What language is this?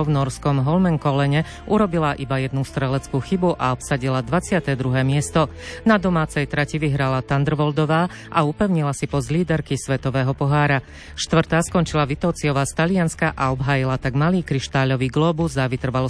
Slovak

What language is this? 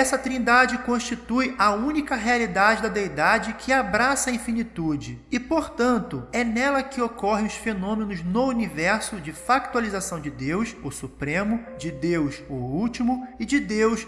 Portuguese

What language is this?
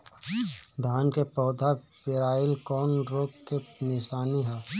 Bhojpuri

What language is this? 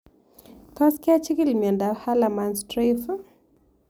Kalenjin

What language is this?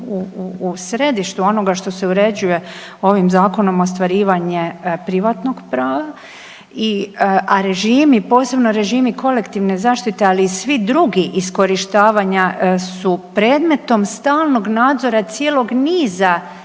Croatian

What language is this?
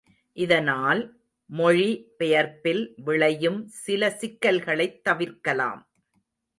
Tamil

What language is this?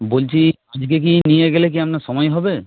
Bangla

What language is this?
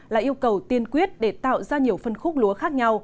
Vietnamese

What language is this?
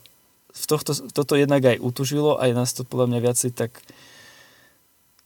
Slovak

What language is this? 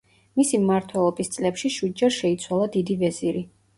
Georgian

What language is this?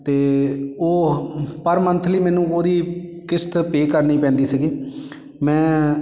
Punjabi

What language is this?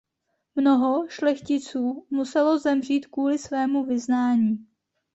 Czech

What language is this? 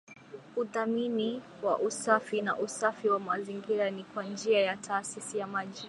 Swahili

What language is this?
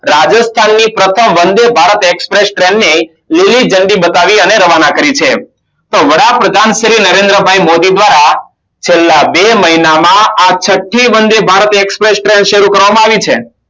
Gujarati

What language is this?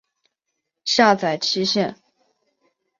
Chinese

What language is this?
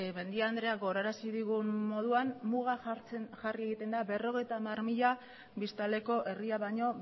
Basque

